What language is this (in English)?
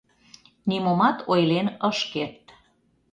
Mari